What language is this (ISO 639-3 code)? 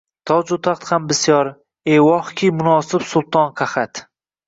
uzb